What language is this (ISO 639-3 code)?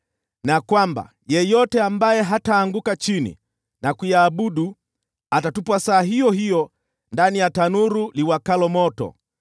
swa